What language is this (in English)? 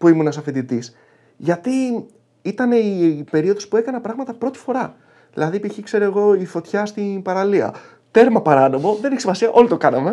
Greek